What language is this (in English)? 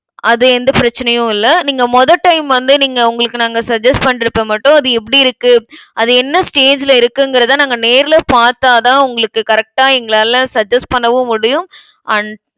Tamil